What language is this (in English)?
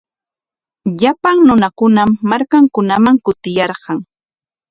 Corongo Ancash Quechua